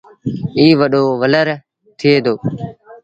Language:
Sindhi Bhil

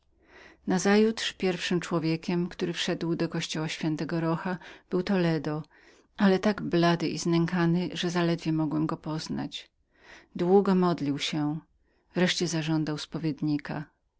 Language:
Polish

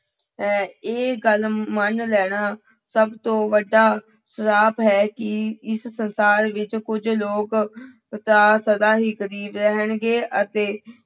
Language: Punjabi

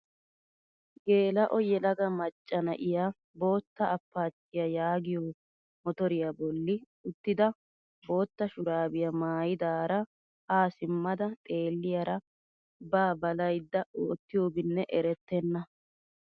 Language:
Wolaytta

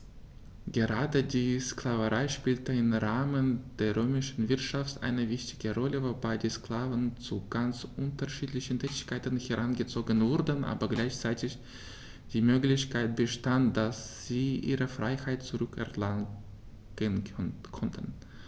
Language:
German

